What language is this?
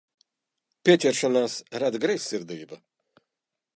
Latvian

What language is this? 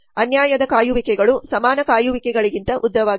Kannada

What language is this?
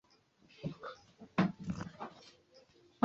Swahili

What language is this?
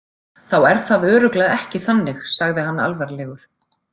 Icelandic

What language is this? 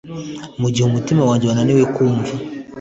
Kinyarwanda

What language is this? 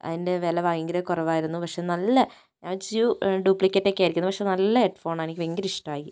Malayalam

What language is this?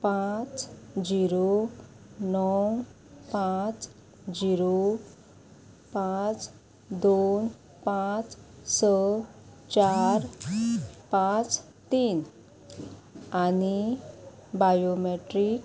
Konkani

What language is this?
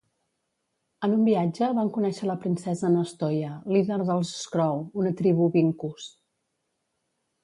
Catalan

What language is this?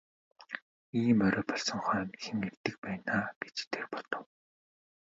Mongolian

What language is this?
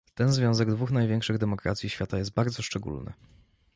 Polish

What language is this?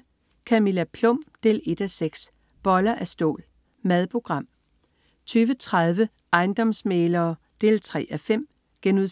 Danish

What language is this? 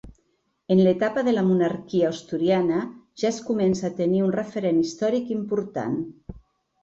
Catalan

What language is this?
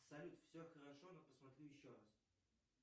Russian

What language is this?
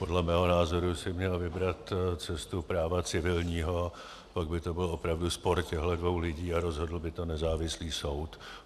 Czech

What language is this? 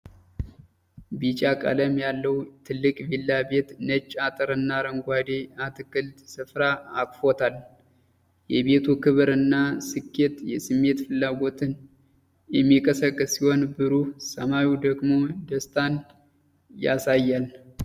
Amharic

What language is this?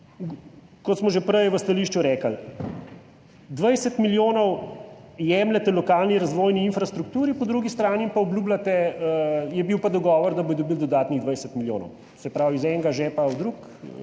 Slovenian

